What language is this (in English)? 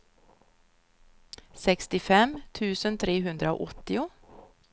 Swedish